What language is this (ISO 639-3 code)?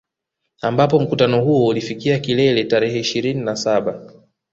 swa